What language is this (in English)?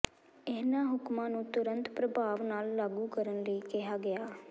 Punjabi